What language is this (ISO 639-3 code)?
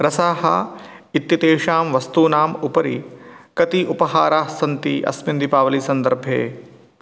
san